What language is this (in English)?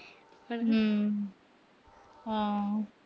Punjabi